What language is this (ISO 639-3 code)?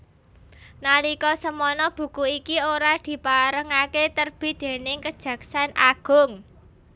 jav